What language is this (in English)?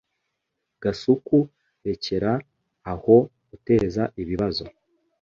Kinyarwanda